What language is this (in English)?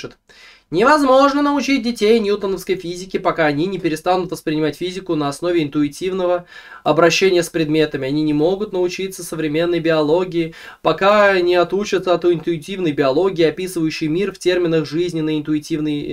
Russian